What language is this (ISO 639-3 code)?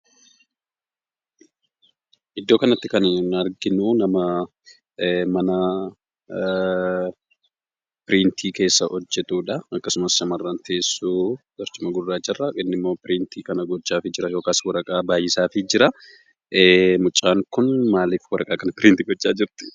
orm